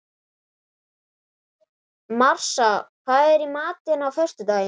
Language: Icelandic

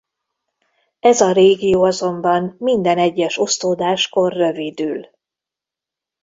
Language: Hungarian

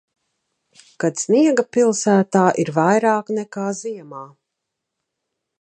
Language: Latvian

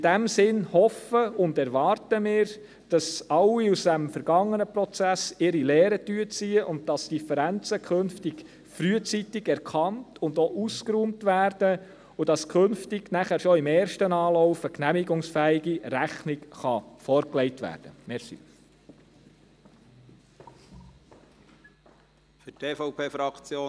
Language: Swiss German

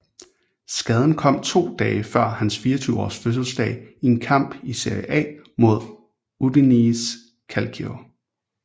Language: Danish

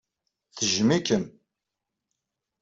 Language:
Kabyle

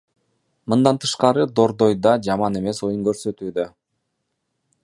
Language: Kyrgyz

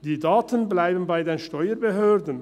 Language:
Swiss German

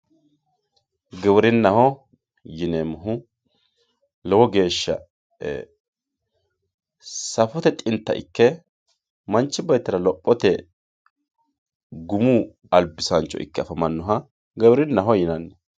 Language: Sidamo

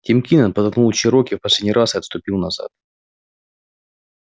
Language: Russian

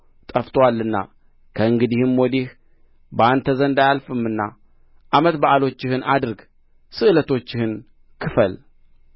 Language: Amharic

